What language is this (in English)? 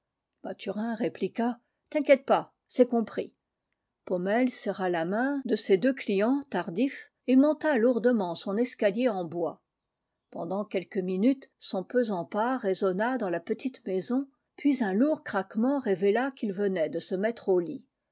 French